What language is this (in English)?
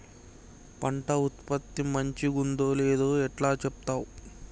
Telugu